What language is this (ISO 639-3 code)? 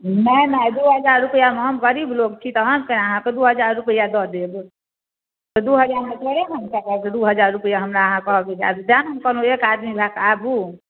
mai